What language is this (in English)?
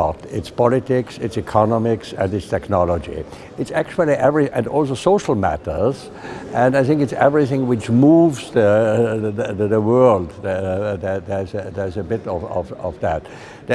English